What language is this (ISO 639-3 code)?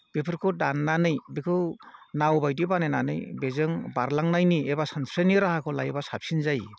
brx